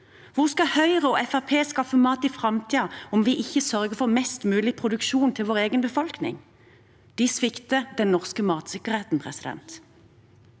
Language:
Norwegian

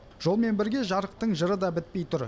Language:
Kazakh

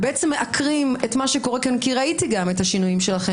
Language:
Hebrew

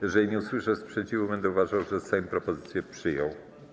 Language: Polish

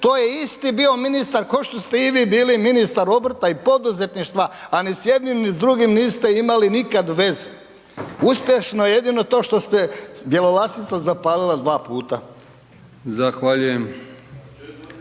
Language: Croatian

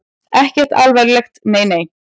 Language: Icelandic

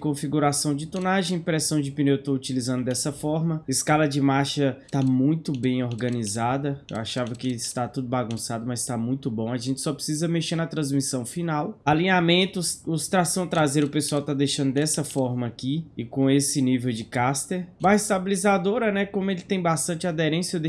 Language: Portuguese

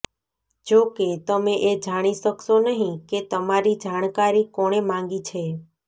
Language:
Gujarati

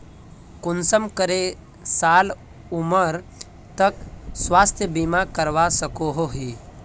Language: Magahi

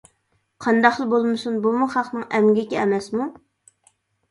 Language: Uyghur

